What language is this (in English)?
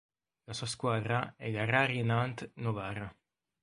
Italian